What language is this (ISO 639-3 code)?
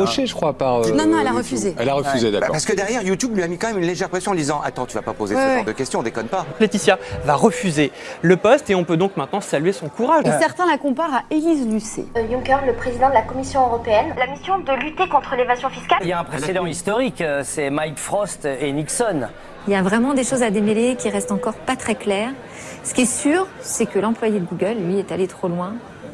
fra